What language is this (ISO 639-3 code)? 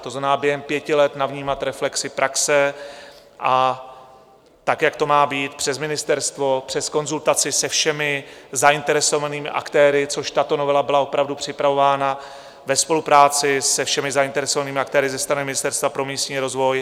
ces